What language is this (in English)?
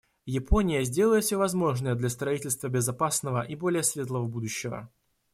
Russian